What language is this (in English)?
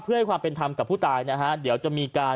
Thai